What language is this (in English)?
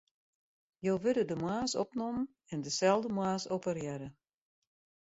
Western Frisian